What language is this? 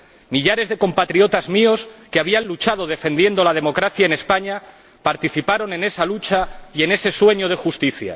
Spanish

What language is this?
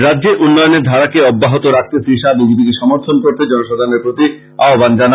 Bangla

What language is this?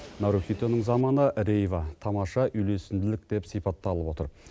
Kazakh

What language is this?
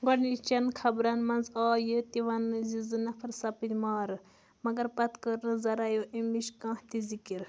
Kashmiri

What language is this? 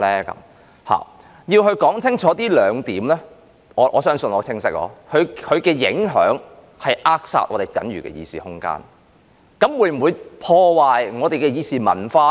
Cantonese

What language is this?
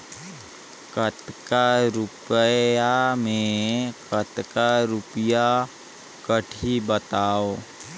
Chhattisgarhi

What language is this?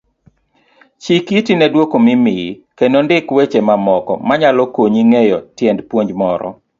Luo (Kenya and Tanzania)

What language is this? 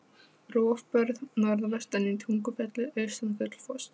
Icelandic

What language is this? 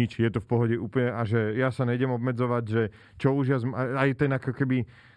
Slovak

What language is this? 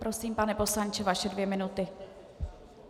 Czech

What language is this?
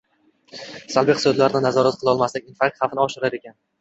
Uzbek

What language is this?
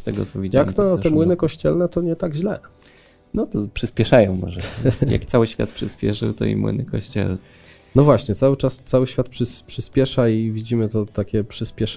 Polish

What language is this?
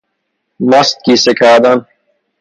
Persian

